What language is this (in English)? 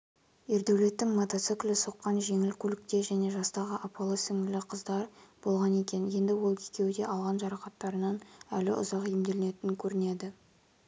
Kazakh